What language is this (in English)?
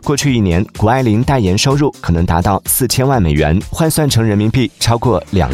Chinese